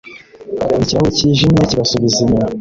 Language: Kinyarwanda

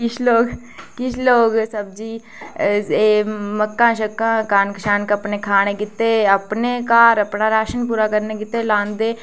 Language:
Dogri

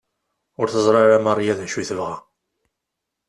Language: Kabyle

